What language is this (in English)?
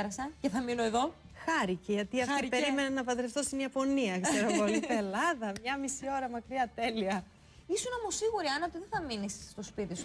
Greek